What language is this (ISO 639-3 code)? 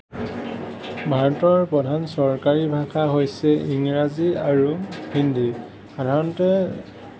asm